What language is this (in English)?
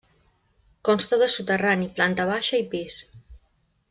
Catalan